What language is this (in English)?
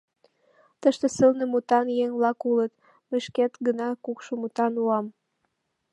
Mari